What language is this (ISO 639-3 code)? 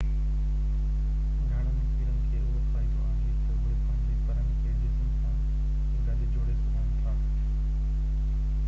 snd